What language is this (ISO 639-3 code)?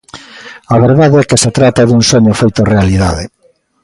glg